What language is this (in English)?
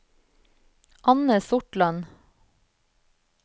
Norwegian